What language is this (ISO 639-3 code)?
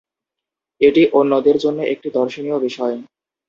ben